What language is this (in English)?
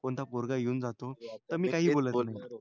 Marathi